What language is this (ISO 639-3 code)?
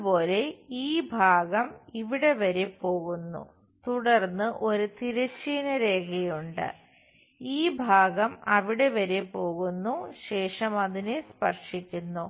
mal